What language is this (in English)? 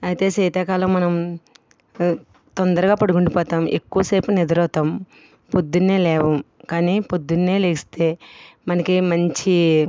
Telugu